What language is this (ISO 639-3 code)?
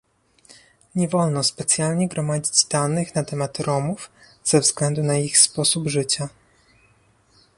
pol